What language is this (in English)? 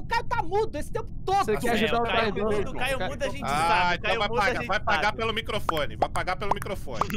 Portuguese